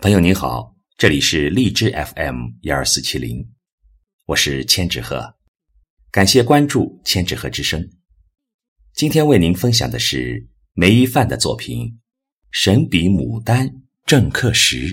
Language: Chinese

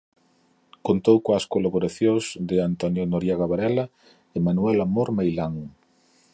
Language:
Galician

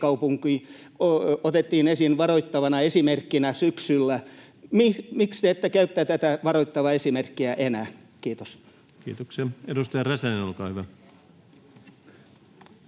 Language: Finnish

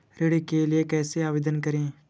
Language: Hindi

